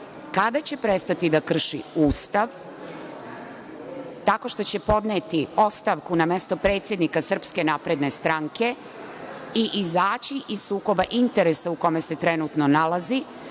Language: Serbian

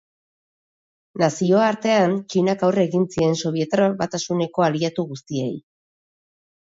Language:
Basque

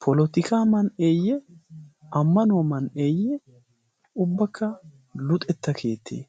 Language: Wolaytta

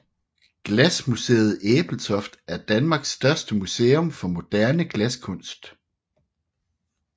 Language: Danish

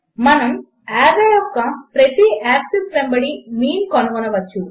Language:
Telugu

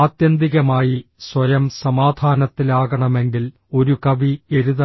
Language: Malayalam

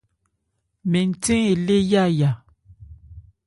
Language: Ebrié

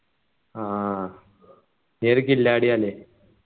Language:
Malayalam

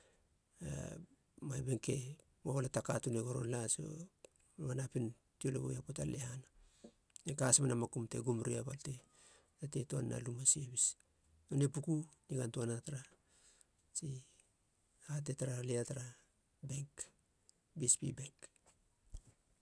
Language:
Halia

